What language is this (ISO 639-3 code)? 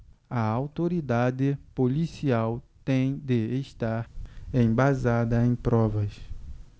por